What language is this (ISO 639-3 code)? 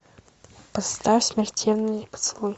rus